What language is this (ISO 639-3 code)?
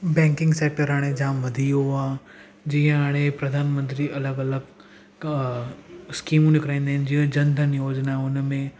snd